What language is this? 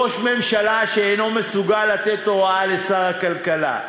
Hebrew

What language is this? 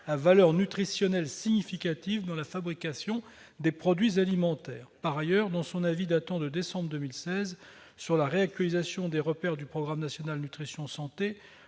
French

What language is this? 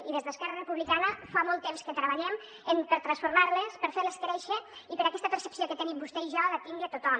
Catalan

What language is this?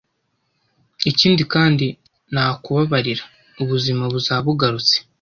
Kinyarwanda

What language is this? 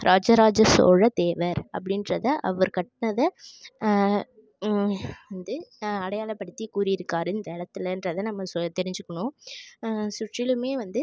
Tamil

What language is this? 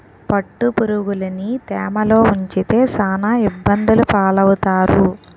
Telugu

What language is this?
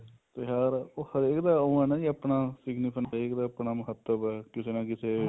Punjabi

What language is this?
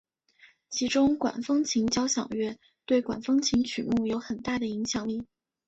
Chinese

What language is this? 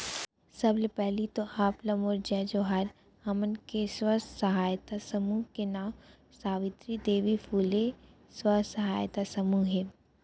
Chhattisgarhi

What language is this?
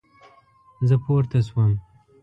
Pashto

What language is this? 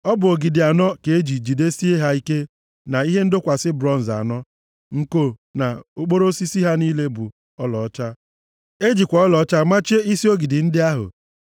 Igbo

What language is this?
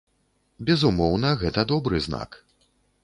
Belarusian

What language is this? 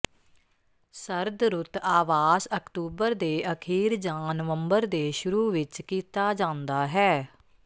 Punjabi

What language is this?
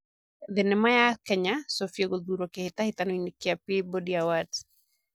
Kikuyu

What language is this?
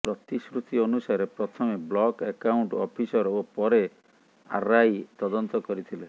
Odia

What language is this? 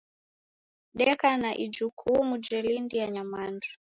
Taita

